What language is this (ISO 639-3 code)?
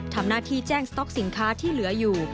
tha